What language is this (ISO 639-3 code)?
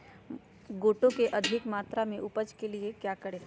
mag